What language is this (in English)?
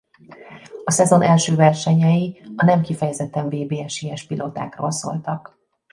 Hungarian